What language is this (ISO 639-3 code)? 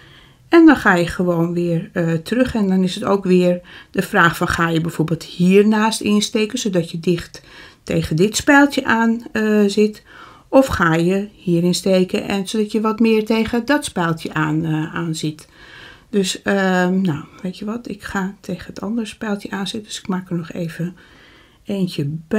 nld